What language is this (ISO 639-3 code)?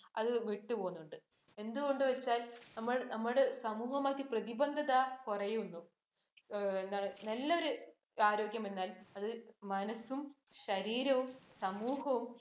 mal